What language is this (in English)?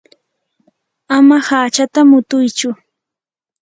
Yanahuanca Pasco Quechua